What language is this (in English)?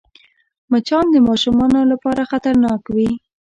Pashto